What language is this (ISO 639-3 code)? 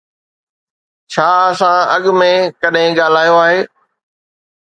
snd